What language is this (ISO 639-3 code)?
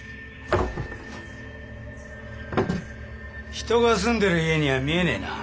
jpn